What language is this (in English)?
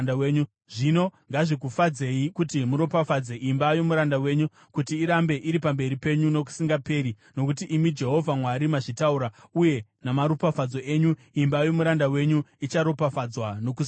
Shona